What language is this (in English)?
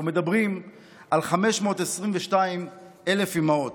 Hebrew